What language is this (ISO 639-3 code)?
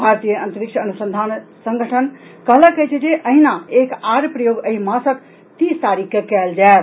mai